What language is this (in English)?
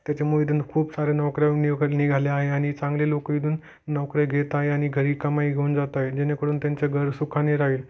Marathi